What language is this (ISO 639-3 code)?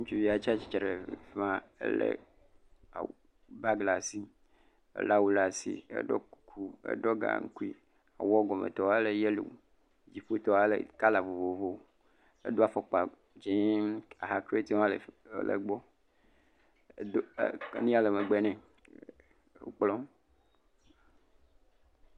ewe